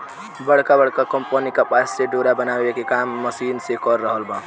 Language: Bhojpuri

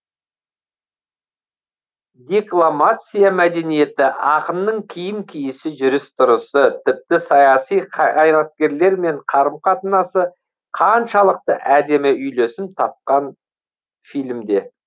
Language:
Kazakh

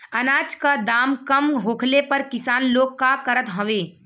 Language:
Bhojpuri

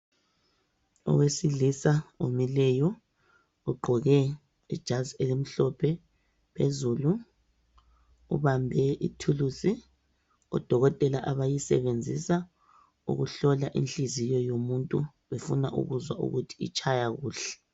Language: North Ndebele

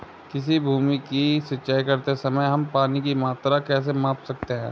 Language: Hindi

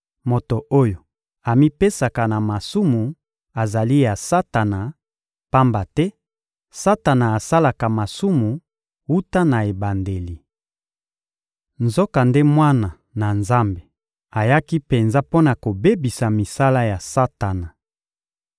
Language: Lingala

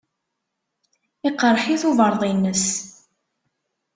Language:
Kabyle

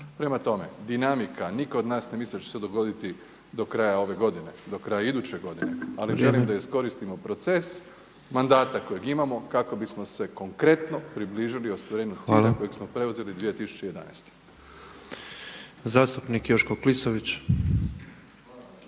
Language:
Croatian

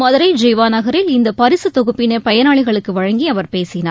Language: Tamil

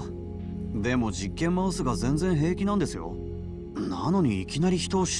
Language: Japanese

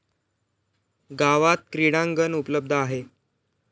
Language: Marathi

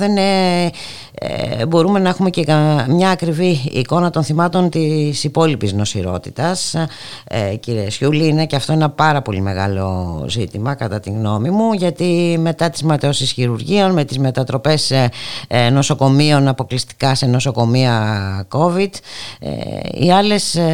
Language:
Greek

